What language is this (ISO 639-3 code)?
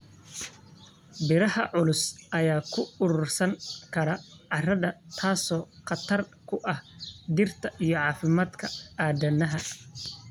som